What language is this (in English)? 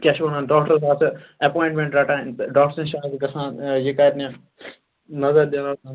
Kashmiri